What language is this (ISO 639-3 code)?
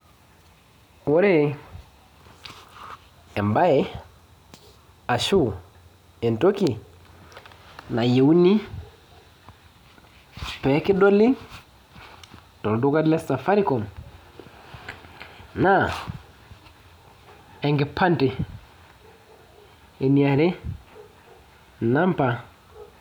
mas